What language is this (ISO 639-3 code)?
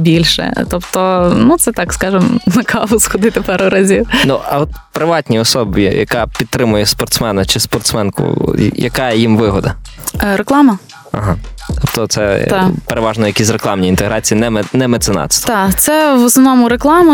ukr